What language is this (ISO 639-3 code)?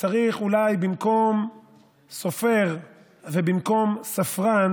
heb